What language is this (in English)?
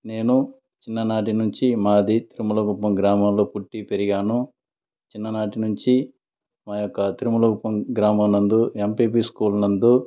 Telugu